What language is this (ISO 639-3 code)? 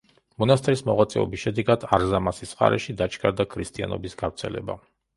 kat